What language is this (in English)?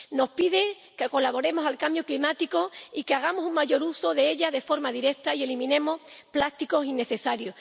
Spanish